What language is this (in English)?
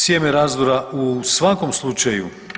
Croatian